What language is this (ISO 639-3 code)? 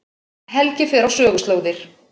isl